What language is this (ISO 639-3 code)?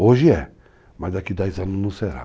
por